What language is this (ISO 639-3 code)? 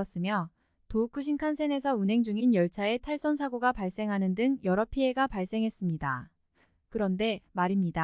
kor